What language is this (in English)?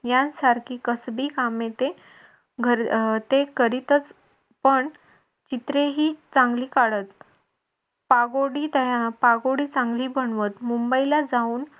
Marathi